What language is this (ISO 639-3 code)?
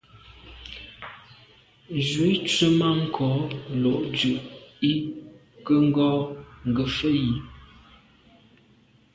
byv